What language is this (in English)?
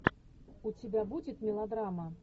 Russian